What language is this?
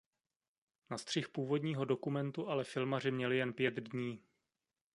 Czech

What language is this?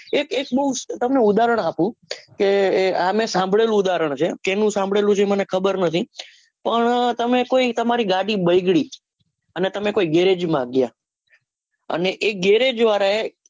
Gujarati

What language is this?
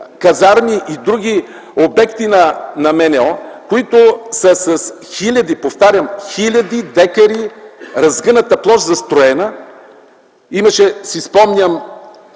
Bulgarian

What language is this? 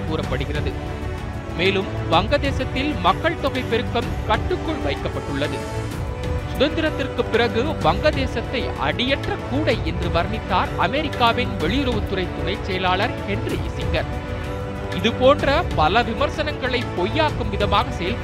Tamil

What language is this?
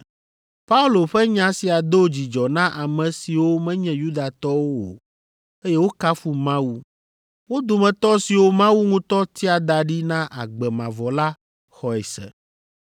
Ewe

